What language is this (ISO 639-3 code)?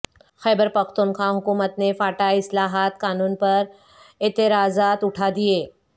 urd